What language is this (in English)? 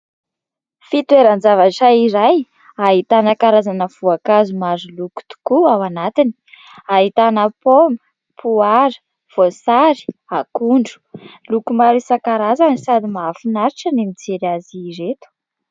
Malagasy